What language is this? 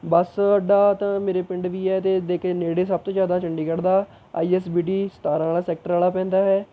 Punjabi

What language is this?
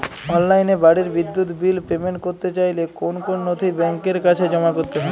Bangla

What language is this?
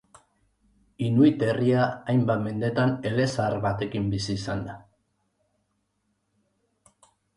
Basque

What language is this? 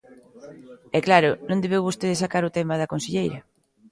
Galician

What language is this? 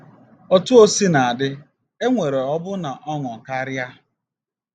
Igbo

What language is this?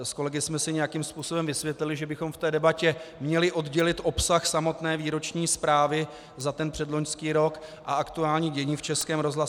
Czech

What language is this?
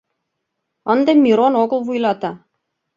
Mari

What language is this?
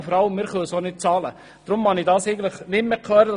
Swiss German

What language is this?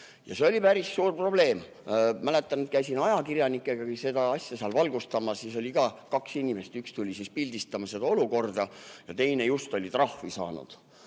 Estonian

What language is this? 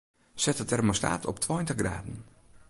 Western Frisian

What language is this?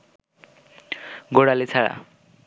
Bangla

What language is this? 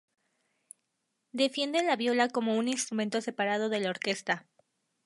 Spanish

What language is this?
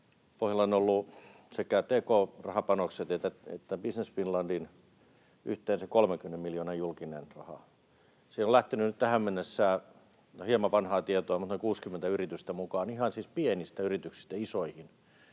Finnish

